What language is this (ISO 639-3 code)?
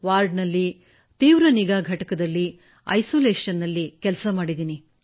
kan